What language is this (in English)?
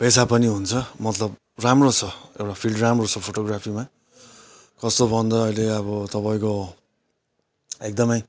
Nepali